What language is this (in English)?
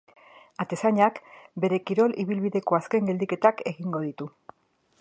Basque